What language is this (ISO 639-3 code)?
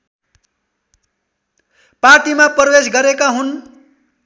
nep